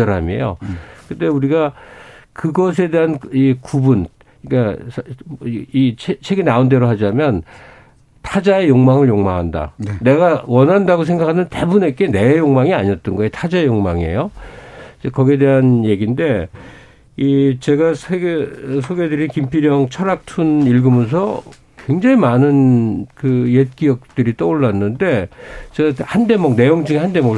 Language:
Korean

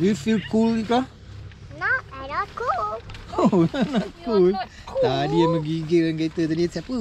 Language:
Malay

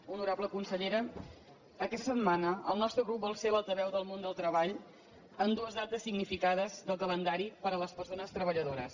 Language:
Catalan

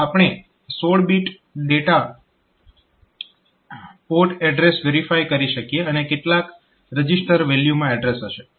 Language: Gujarati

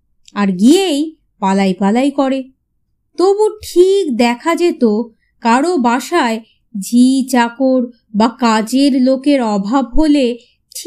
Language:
Bangla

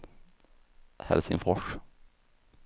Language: Swedish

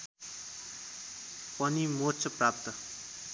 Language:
Nepali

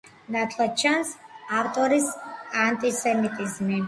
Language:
Georgian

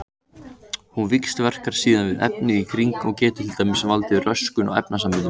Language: Icelandic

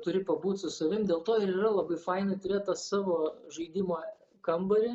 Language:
Lithuanian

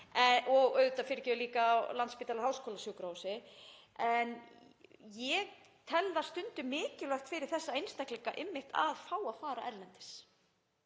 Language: Icelandic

